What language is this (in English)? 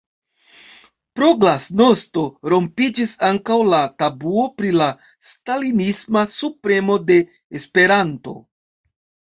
Esperanto